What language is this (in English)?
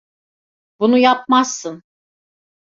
Turkish